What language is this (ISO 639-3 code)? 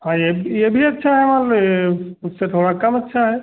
hin